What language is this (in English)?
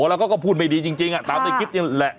Thai